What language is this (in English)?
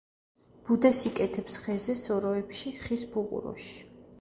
Georgian